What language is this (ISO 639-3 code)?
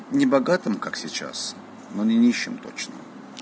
rus